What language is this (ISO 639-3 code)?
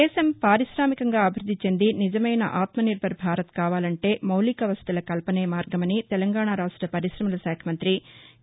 tel